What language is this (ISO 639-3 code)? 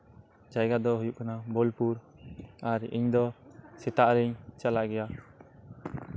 sat